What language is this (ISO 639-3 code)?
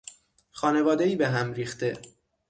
fas